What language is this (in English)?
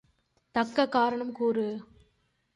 Tamil